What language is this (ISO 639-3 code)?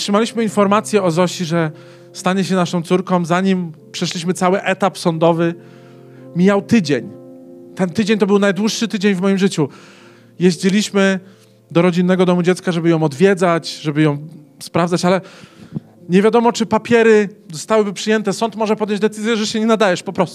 pol